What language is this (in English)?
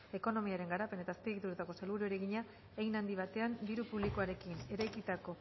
Basque